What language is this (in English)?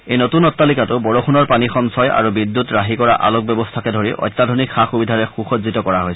Assamese